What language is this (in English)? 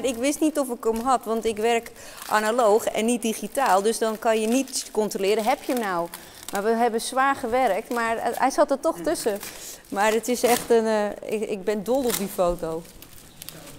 Dutch